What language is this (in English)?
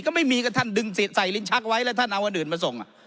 Thai